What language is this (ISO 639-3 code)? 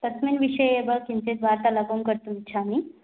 san